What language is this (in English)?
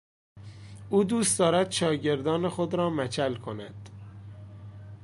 Persian